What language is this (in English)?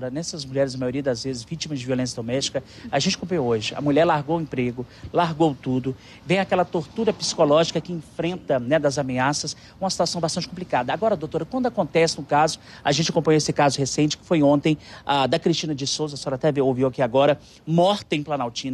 Portuguese